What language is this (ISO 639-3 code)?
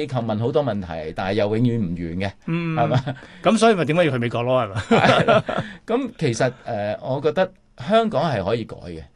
zho